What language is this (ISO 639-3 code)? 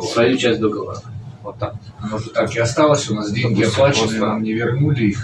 rus